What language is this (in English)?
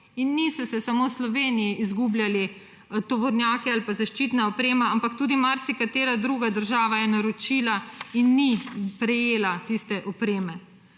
Slovenian